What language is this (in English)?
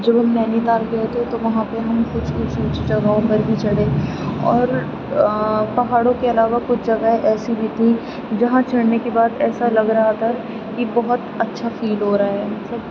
Urdu